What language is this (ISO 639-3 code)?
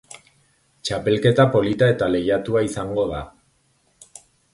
eus